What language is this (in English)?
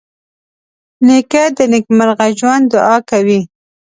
Pashto